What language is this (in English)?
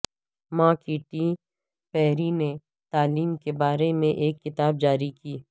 Urdu